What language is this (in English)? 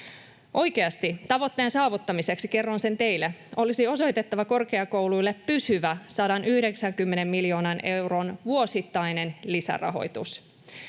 Finnish